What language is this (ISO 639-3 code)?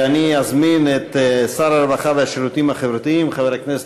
heb